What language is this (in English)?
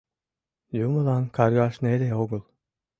Mari